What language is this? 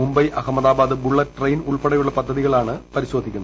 Malayalam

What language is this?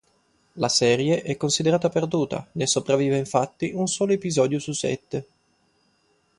Italian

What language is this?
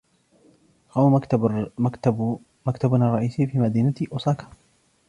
Arabic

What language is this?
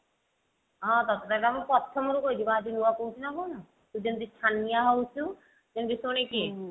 Odia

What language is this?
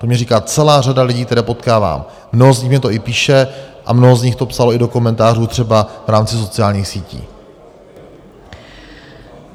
Czech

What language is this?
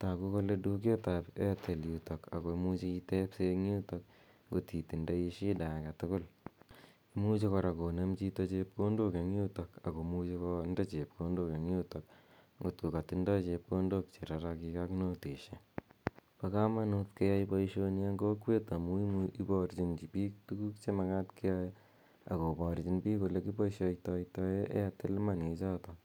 Kalenjin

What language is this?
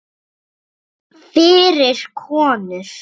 Icelandic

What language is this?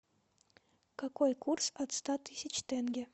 Russian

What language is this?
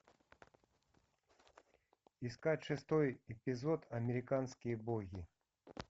Russian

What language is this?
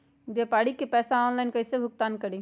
Magahi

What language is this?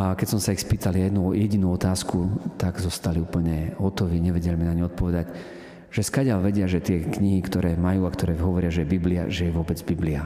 Slovak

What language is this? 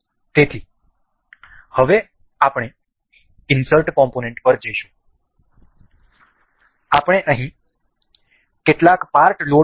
Gujarati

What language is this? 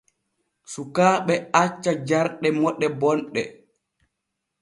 Borgu Fulfulde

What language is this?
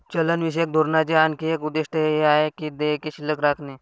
Marathi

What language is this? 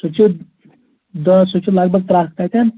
Kashmiri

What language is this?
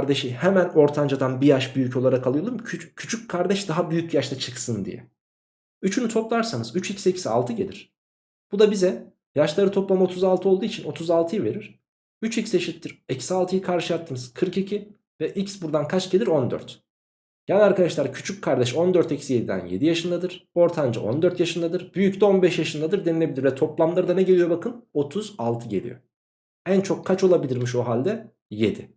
Turkish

